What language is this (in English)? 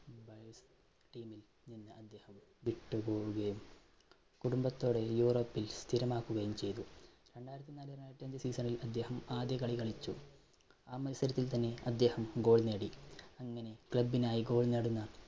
Malayalam